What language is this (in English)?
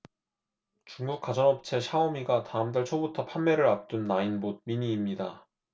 Korean